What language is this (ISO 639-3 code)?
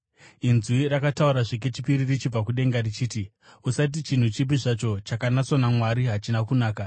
sna